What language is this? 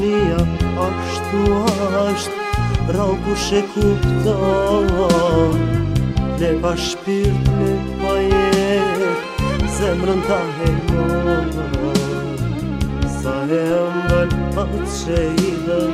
Bulgarian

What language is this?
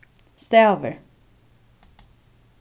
Faroese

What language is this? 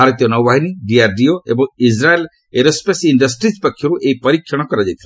Odia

